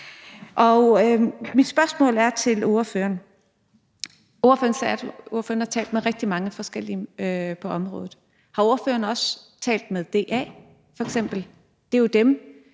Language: Danish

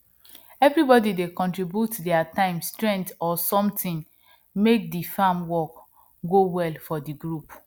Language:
Nigerian Pidgin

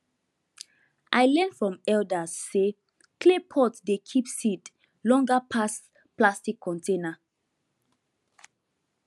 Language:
Nigerian Pidgin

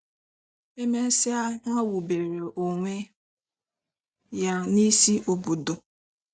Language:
Igbo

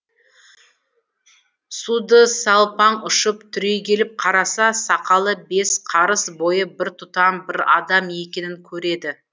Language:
Kazakh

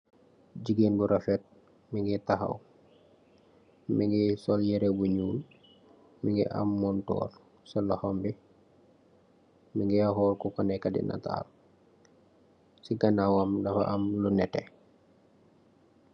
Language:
Wolof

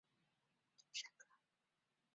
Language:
Chinese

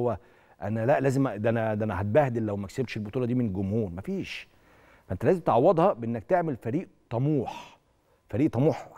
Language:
Arabic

